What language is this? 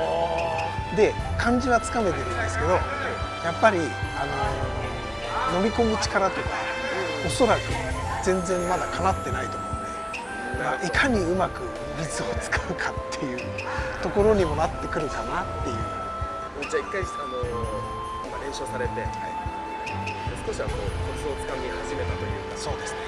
Japanese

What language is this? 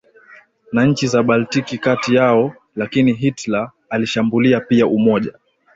Swahili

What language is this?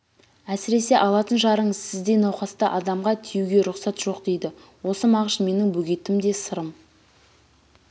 Kazakh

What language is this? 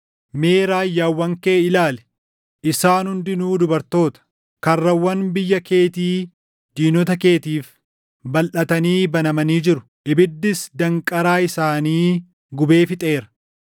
Oromo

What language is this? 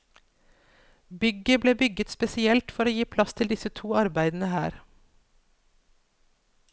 Norwegian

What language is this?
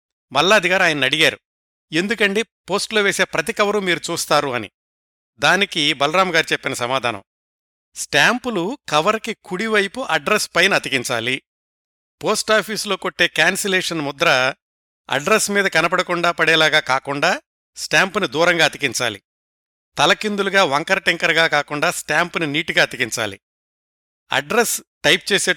Telugu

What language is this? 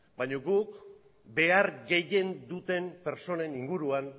Basque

